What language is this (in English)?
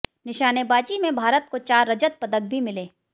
Hindi